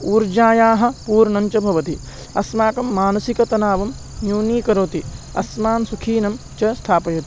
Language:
Sanskrit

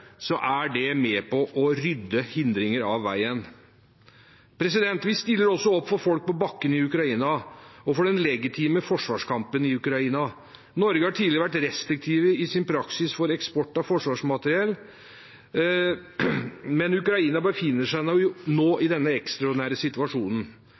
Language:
Norwegian Bokmål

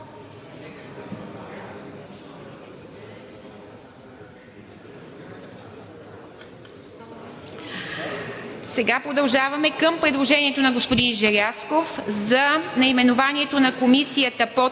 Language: Bulgarian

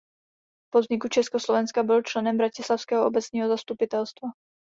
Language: Czech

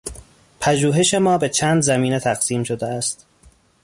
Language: Persian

